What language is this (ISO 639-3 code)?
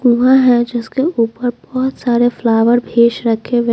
hin